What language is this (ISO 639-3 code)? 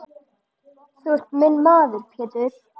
isl